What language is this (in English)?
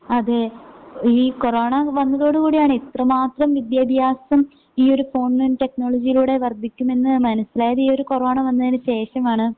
Malayalam